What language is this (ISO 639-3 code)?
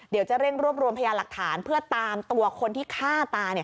tha